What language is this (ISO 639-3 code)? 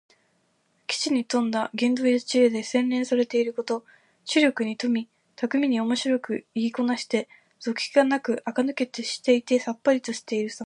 jpn